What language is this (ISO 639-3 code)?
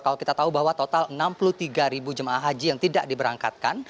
ind